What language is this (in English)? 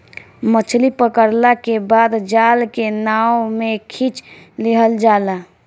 Bhojpuri